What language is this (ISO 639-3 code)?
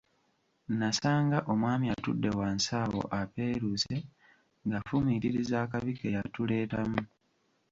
lug